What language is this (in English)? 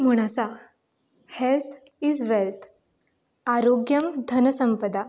Konkani